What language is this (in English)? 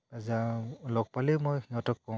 Assamese